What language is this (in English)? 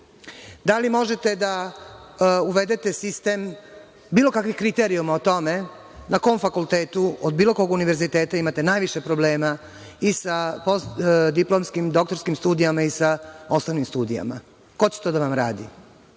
Serbian